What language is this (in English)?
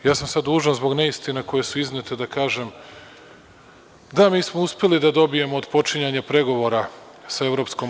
Serbian